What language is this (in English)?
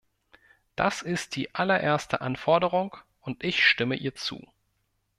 German